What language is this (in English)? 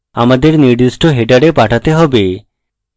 Bangla